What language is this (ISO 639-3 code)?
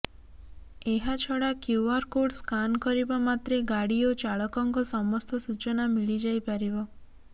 ori